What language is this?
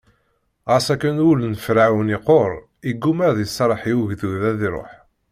Kabyle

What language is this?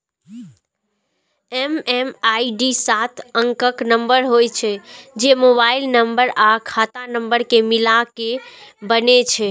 Maithili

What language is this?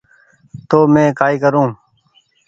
Goaria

